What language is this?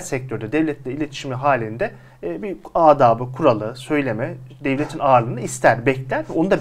Turkish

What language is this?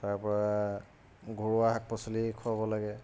Assamese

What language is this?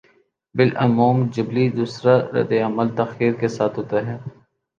Urdu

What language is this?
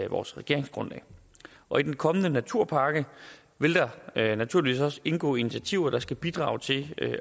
Danish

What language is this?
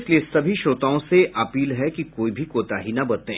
Hindi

